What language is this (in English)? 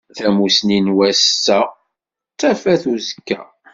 Kabyle